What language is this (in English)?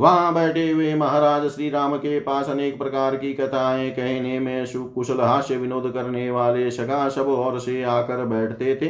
Hindi